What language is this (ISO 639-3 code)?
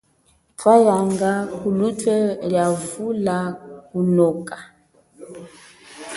cjk